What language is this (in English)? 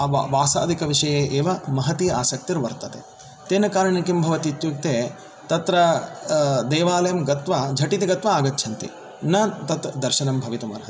Sanskrit